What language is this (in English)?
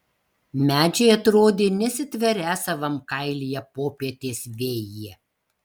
Lithuanian